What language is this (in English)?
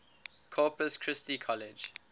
English